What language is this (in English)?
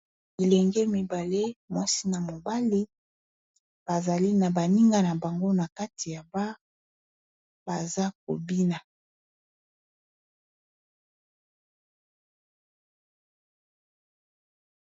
Lingala